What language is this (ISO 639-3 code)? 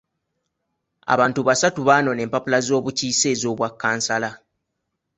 lug